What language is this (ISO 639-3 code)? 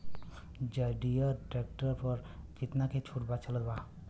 bho